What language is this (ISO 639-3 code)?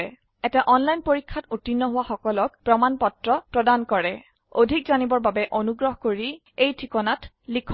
asm